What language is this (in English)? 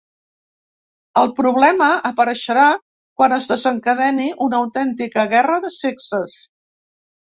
Catalan